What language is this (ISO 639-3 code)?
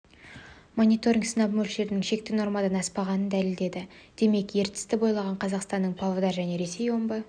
kaz